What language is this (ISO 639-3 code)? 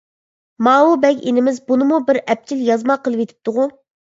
uig